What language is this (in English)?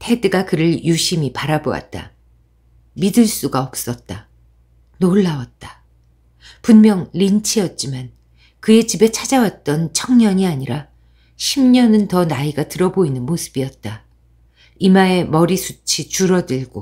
Korean